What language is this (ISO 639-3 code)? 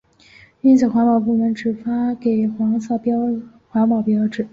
zho